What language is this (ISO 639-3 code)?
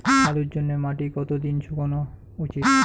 ben